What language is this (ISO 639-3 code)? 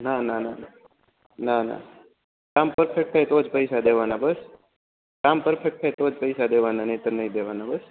guj